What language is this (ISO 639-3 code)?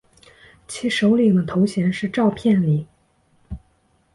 zho